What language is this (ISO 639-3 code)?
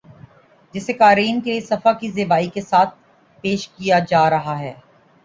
urd